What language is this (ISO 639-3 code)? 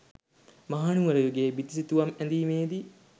sin